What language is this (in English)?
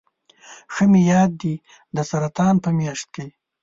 Pashto